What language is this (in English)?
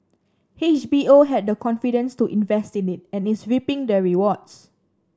English